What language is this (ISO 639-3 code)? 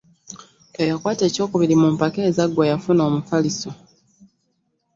lug